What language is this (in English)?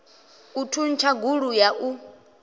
Venda